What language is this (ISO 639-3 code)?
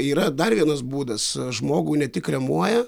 lit